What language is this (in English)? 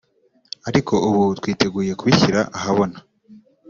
Kinyarwanda